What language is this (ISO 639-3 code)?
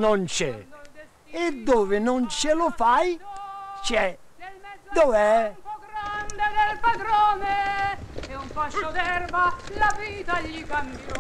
ita